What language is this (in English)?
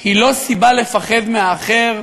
Hebrew